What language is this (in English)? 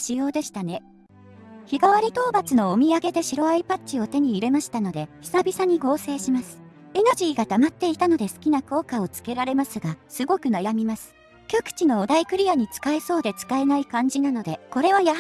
Japanese